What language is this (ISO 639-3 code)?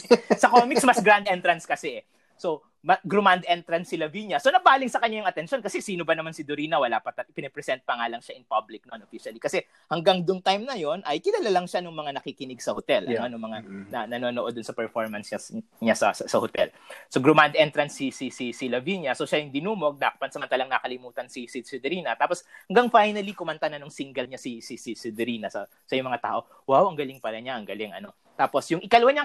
fil